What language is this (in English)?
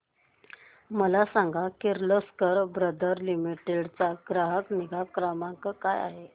Marathi